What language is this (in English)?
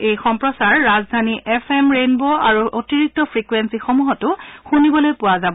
Assamese